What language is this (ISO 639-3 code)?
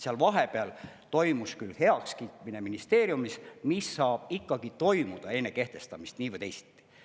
est